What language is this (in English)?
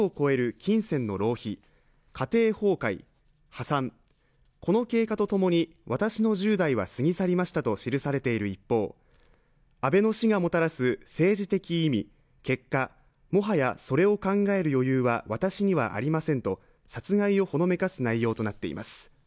Japanese